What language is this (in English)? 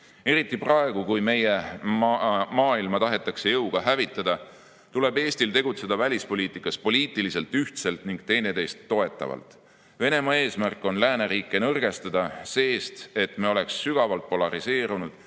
Estonian